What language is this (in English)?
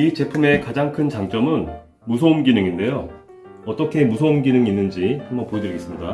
Korean